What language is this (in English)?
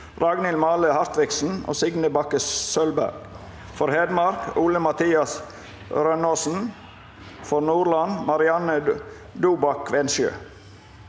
Norwegian